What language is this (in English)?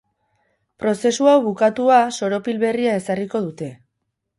Basque